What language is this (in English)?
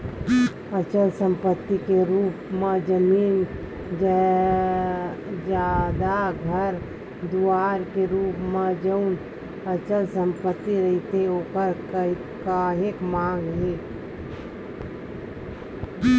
Chhattisgarhi